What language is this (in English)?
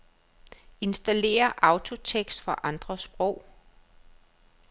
Danish